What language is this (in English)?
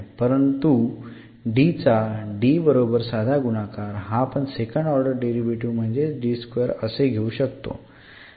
Marathi